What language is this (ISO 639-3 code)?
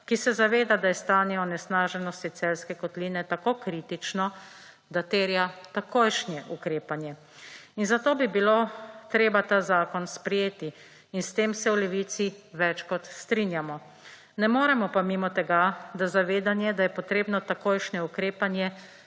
slv